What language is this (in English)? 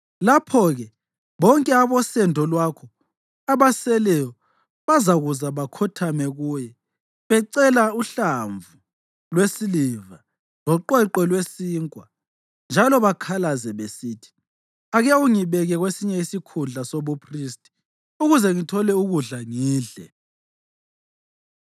North Ndebele